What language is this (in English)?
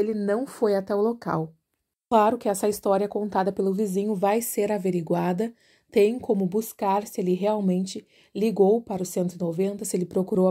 Portuguese